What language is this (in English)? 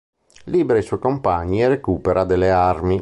Italian